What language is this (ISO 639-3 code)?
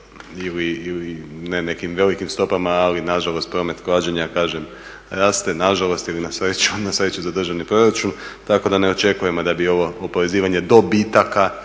hrv